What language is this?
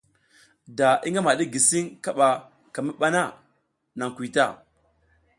South Giziga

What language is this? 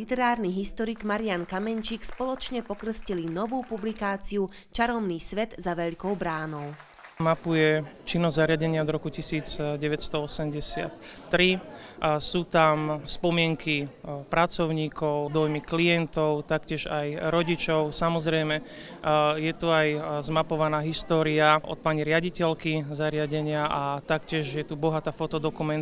Slovak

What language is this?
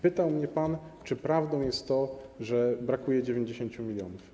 Polish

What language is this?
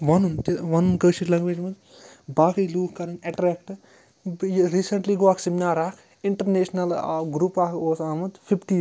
Kashmiri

